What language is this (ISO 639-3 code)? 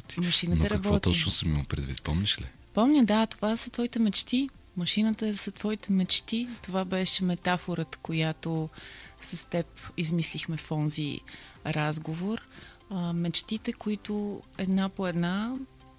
bul